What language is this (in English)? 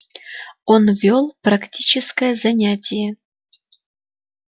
Russian